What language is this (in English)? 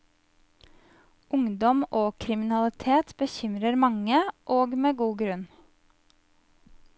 Norwegian